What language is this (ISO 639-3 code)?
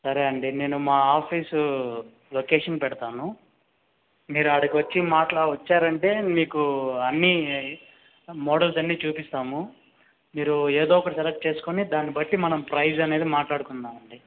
tel